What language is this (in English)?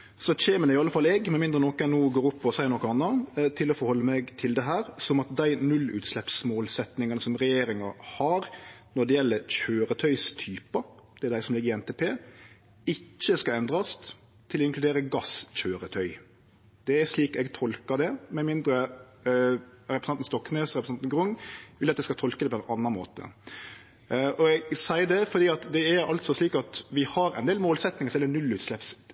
Norwegian Nynorsk